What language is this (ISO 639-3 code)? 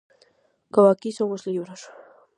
glg